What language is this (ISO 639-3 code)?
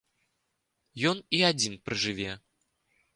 bel